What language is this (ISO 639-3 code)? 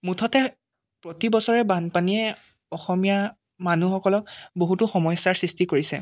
asm